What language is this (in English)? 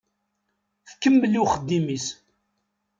Kabyle